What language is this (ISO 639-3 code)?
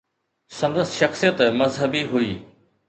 snd